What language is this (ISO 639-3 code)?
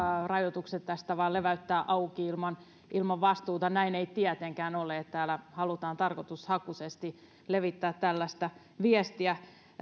fin